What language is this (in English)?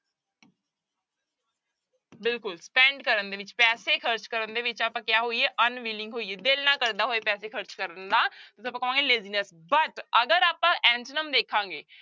Punjabi